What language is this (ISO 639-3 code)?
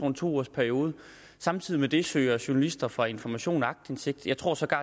dan